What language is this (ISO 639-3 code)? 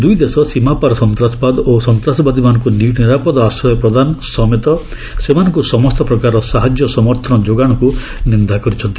ori